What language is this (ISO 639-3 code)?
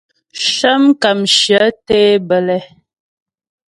bbj